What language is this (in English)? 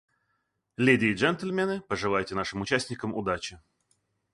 Russian